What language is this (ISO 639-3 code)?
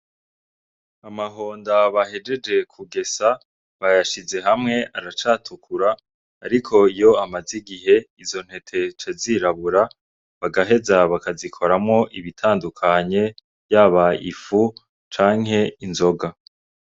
run